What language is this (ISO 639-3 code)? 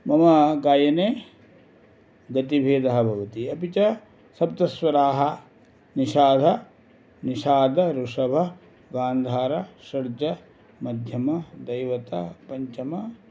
san